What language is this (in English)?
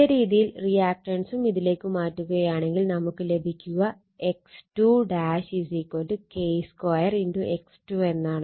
Malayalam